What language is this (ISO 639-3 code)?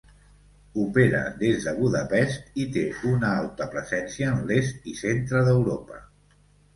cat